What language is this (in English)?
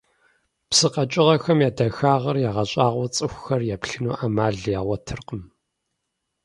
Kabardian